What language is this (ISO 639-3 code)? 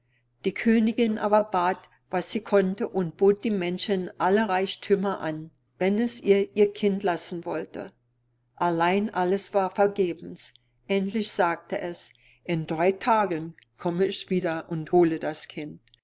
deu